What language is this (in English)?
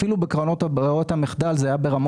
Hebrew